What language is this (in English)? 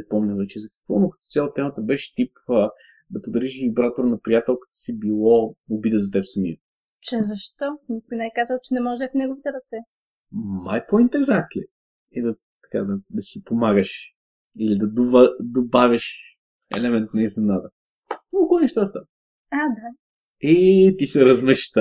Bulgarian